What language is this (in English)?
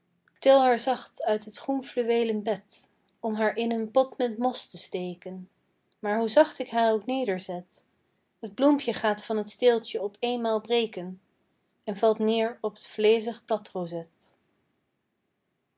Dutch